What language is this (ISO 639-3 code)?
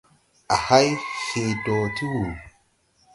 tui